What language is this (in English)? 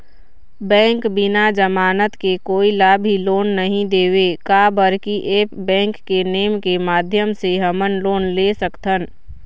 Chhattisgarhi